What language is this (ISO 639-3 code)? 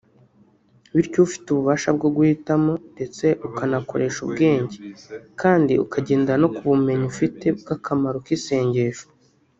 kin